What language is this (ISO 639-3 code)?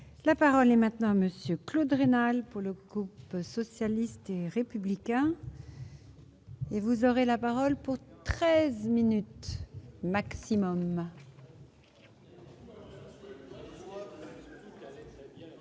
fra